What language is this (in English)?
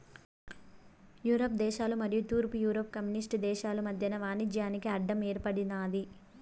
Telugu